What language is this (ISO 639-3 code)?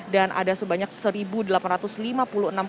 ind